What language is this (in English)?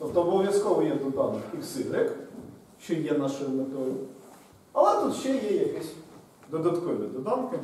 Ukrainian